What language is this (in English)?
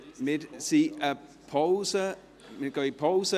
Swiss German